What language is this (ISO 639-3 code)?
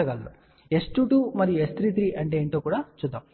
tel